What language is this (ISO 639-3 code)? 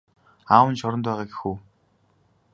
mon